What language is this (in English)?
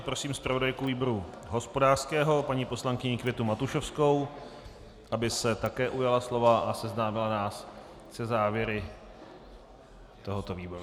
Czech